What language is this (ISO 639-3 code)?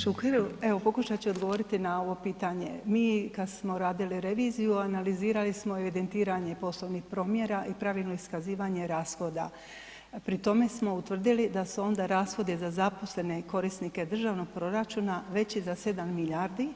hrv